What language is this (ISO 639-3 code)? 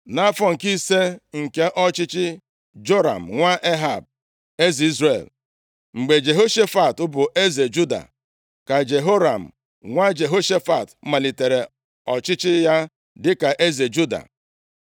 ibo